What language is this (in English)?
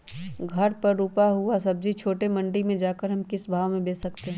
Magahi